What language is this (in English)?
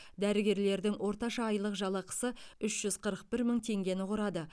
Kazakh